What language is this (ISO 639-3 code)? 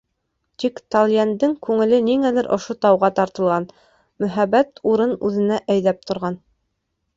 bak